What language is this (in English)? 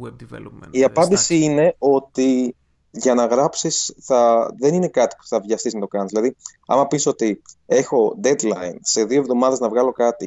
Greek